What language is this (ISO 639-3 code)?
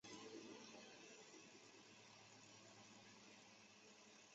zho